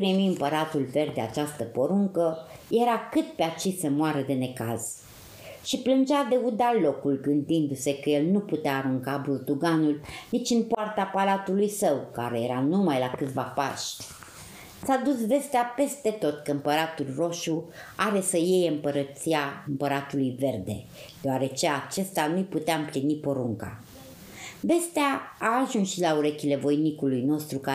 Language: Romanian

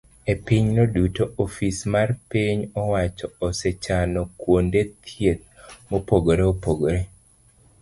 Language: Luo (Kenya and Tanzania)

